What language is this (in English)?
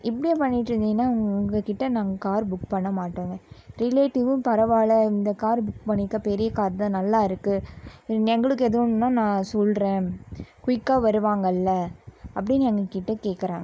Tamil